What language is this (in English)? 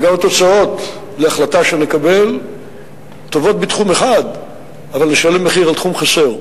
Hebrew